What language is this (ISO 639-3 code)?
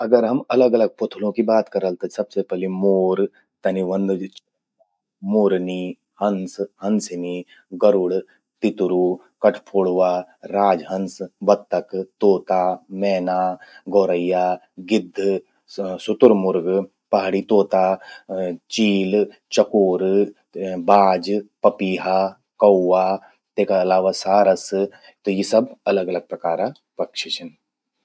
gbm